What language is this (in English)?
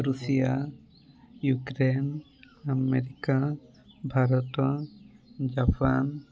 Odia